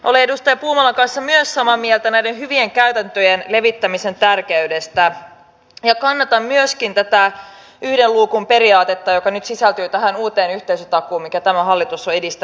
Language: Finnish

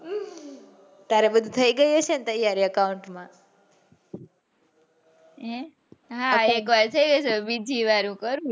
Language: Gujarati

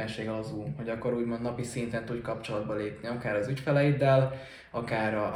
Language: Hungarian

